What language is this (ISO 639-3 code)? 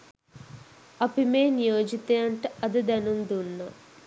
sin